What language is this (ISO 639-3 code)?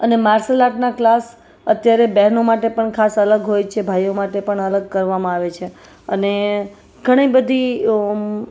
guj